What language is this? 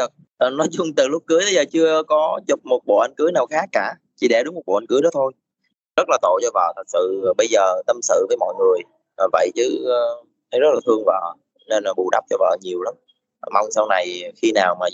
Vietnamese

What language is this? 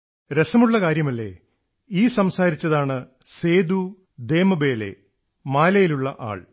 Malayalam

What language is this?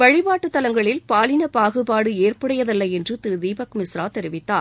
Tamil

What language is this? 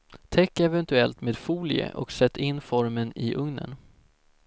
Swedish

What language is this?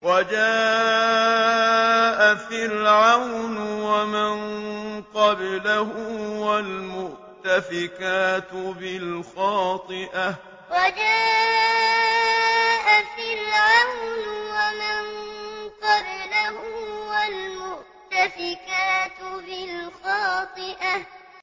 Arabic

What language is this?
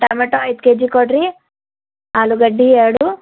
Kannada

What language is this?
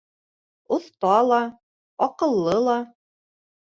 Bashkir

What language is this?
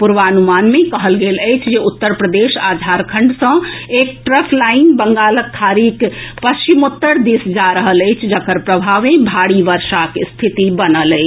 Maithili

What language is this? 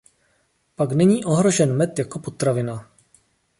Czech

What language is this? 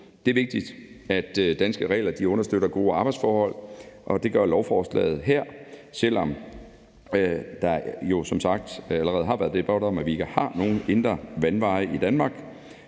Danish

